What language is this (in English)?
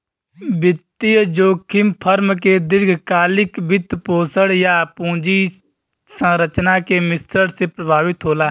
Bhojpuri